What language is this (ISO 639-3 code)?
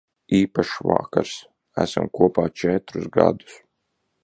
lav